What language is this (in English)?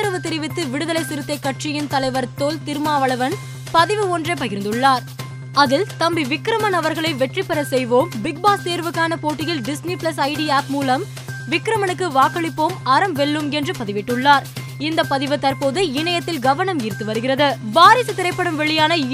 Tamil